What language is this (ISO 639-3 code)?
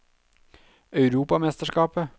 nor